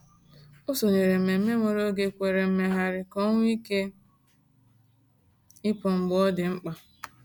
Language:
Igbo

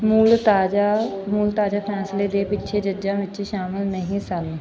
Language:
Punjabi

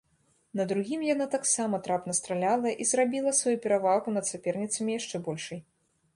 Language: Belarusian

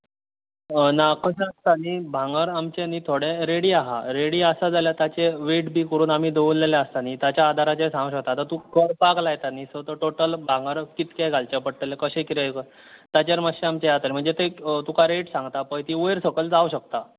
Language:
Konkani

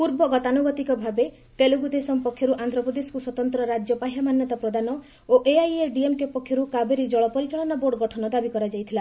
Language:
Odia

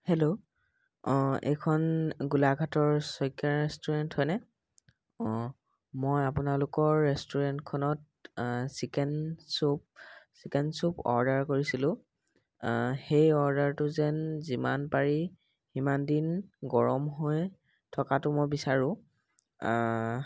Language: Assamese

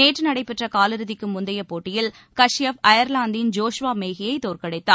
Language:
Tamil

